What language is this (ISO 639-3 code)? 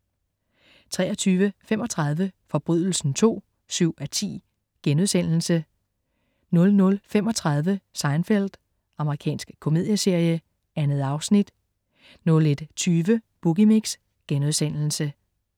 dan